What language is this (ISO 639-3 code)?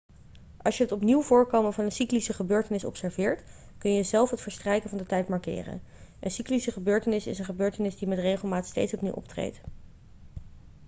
nld